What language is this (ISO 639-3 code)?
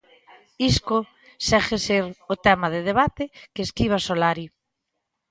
glg